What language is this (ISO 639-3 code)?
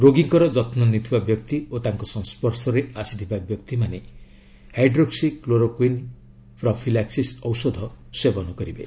ori